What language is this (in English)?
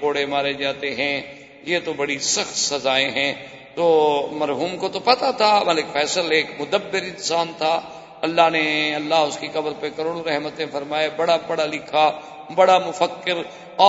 Urdu